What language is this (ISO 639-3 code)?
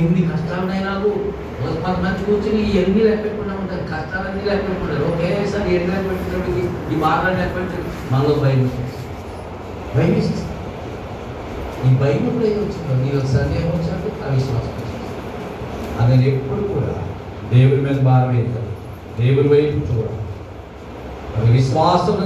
tel